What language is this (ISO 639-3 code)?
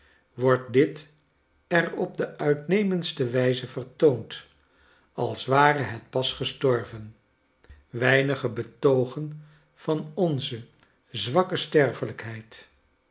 nld